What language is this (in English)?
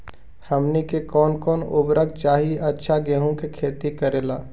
Magahi